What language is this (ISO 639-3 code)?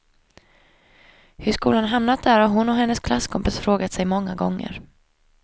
swe